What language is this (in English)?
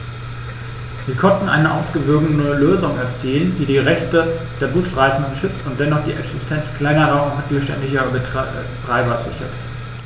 German